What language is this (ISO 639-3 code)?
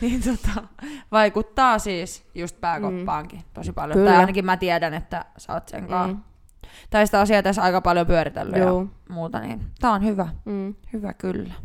fin